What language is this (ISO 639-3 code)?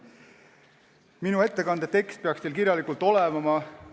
est